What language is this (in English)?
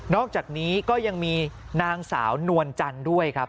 Thai